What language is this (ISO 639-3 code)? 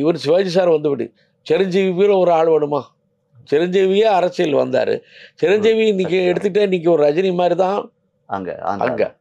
tam